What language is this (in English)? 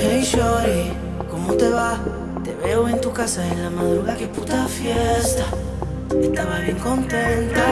Spanish